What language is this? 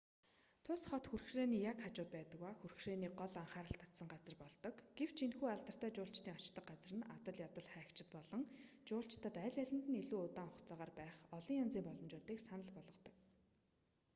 Mongolian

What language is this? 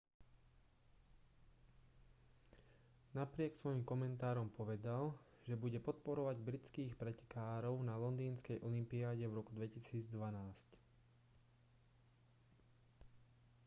Slovak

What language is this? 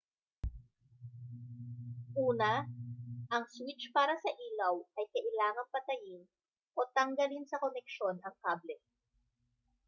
Filipino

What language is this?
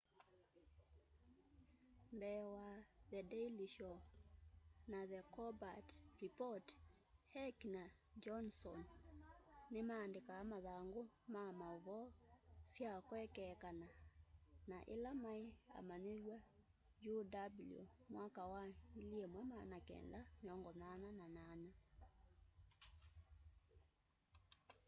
Kamba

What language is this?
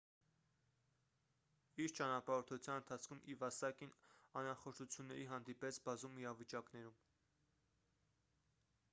Armenian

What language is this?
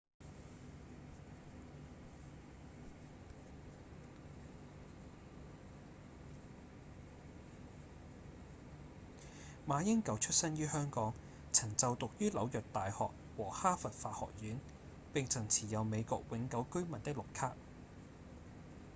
Cantonese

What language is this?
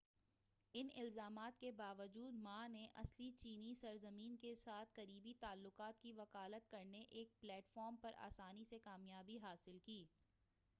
Urdu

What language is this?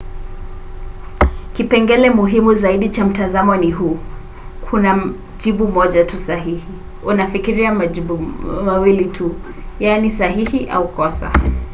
Swahili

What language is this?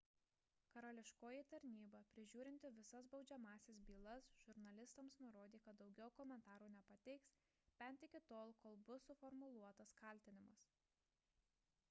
Lithuanian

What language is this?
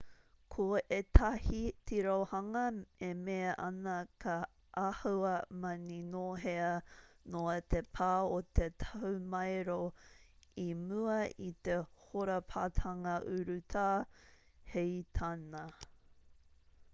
Māori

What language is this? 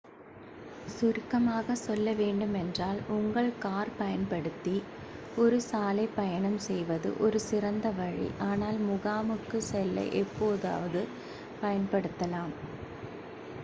Tamil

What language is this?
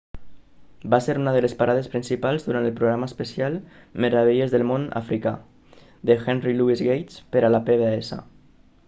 Catalan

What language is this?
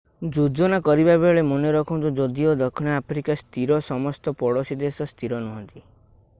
Odia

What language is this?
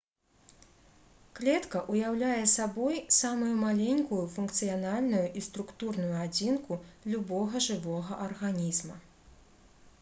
Belarusian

